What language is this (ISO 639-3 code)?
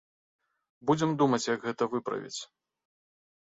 bel